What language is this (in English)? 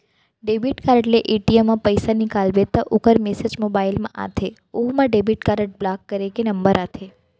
Chhattisgarhi